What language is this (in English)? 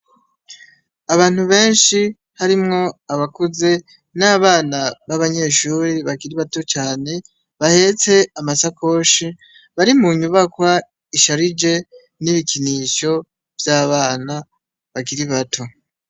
Rundi